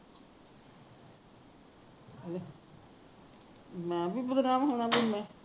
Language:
Punjabi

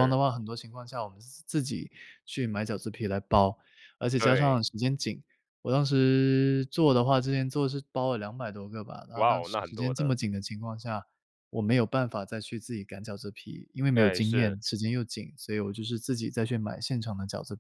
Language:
Chinese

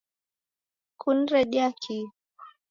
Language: Taita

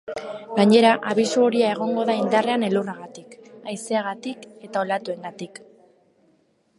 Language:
Basque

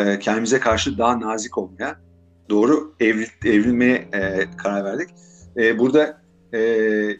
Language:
Turkish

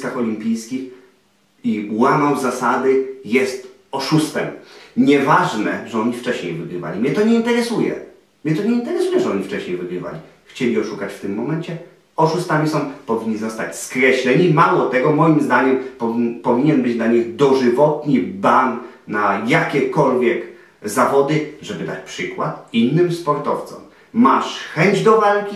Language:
Polish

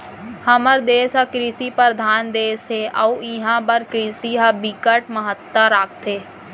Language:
Chhattisgarhi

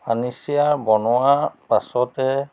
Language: Assamese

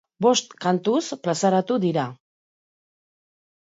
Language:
Basque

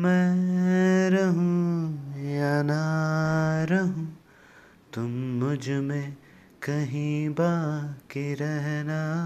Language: Hindi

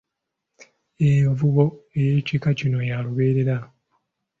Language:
Ganda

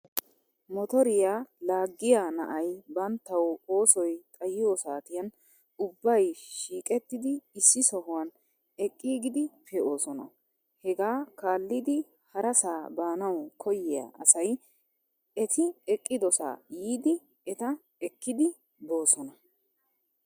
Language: Wolaytta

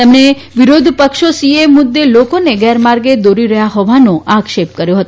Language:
Gujarati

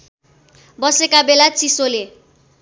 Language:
Nepali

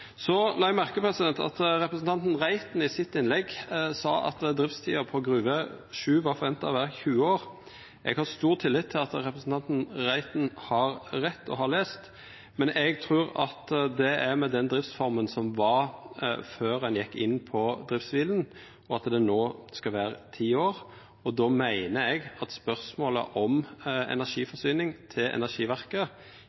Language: Norwegian Nynorsk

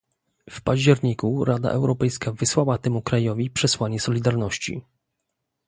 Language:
Polish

